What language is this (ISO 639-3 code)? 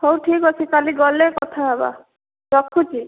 ori